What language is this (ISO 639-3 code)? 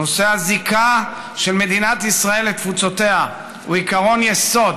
heb